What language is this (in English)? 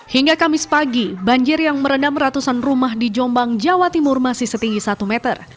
Indonesian